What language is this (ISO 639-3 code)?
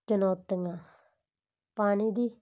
pan